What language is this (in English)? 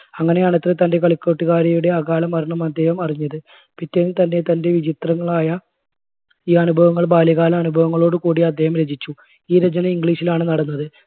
Malayalam